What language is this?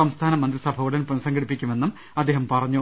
Malayalam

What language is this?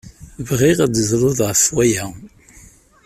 Kabyle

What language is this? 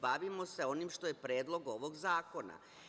Serbian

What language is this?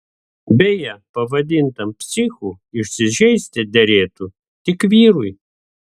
Lithuanian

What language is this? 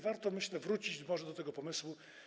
Polish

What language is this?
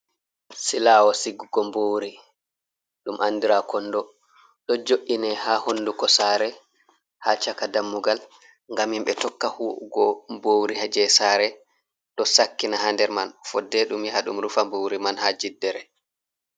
Fula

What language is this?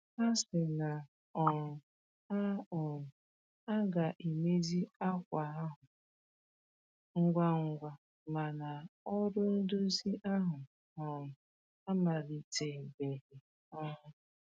Igbo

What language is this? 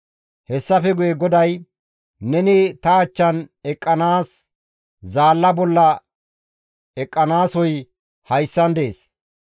Gamo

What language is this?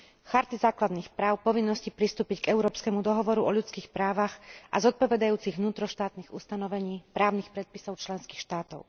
Slovak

